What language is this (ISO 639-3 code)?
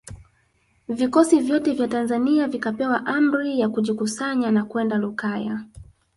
swa